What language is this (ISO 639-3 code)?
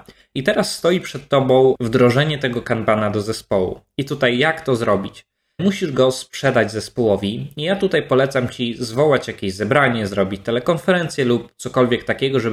pol